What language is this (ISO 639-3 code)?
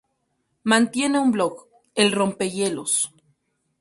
spa